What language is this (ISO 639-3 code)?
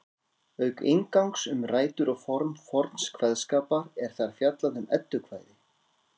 isl